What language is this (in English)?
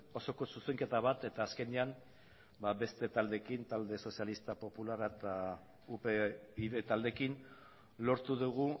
Basque